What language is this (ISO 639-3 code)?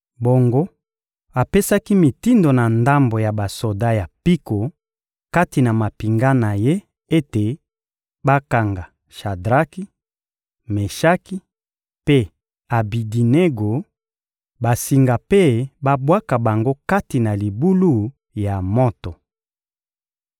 lin